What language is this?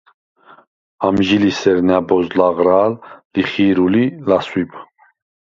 Svan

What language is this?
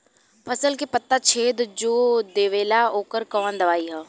Bhojpuri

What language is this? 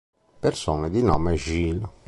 Italian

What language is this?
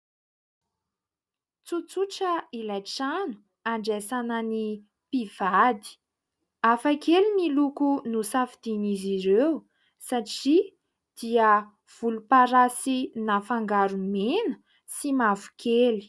Malagasy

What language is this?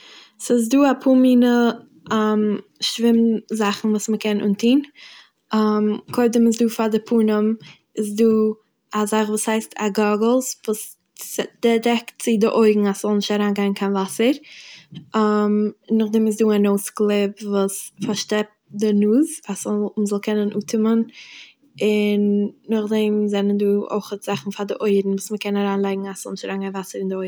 Yiddish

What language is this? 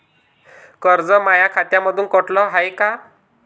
Marathi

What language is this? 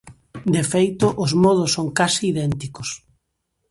Galician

